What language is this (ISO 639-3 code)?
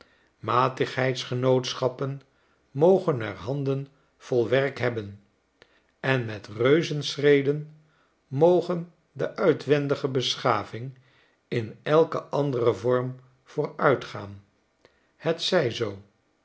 nld